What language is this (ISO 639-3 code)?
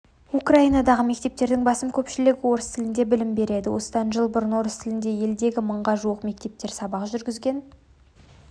kaz